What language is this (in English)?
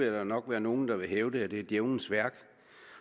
Danish